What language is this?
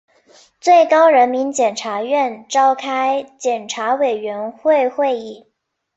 Chinese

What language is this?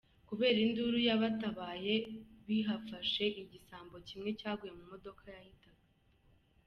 Kinyarwanda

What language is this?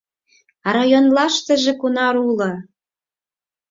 Mari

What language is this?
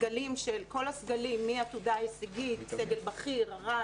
Hebrew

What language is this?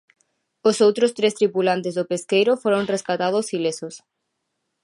Galician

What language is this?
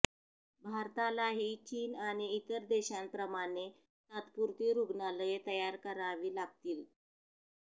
Marathi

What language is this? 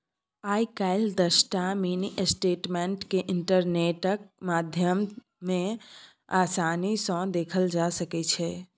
Maithili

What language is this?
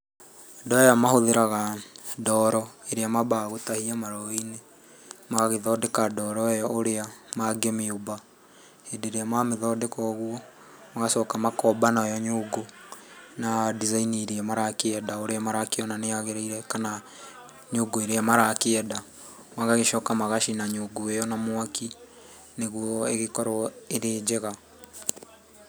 Kikuyu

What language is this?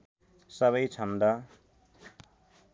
Nepali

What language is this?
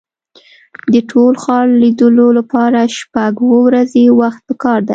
Pashto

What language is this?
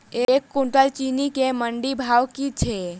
Maithili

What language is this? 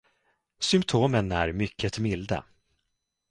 Swedish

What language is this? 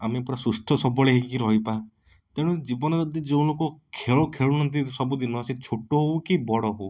Odia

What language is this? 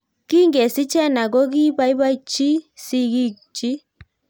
Kalenjin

